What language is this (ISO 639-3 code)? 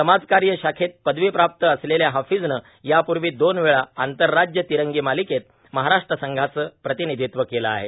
mar